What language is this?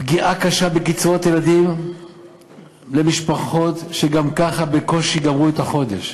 Hebrew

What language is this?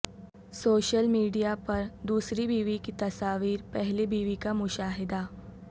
Urdu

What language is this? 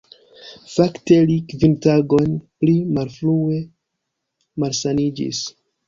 Esperanto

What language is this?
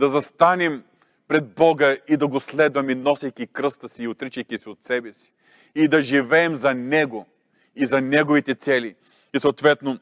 Bulgarian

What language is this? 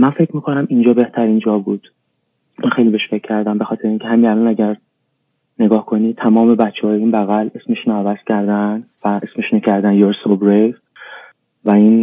Persian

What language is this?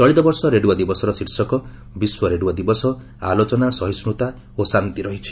Odia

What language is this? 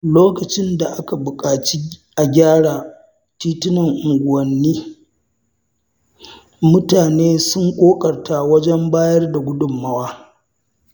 Hausa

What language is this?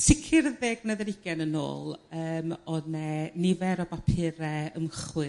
Welsh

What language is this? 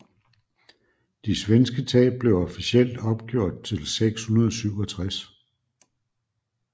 Danish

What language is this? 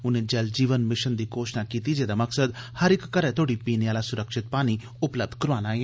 Dogri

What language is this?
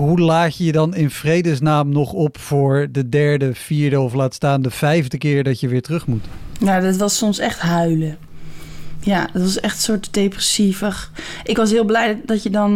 Dutch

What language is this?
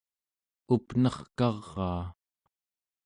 Central Yupik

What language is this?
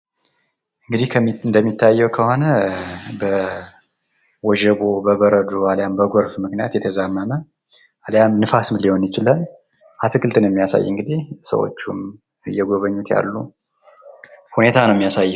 Amharic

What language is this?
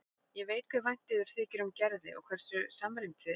Icelandic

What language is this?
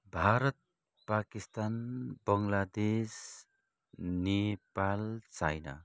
Nepali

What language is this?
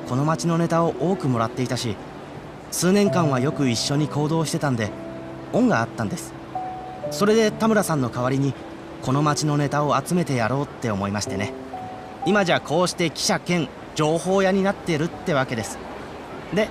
Japanese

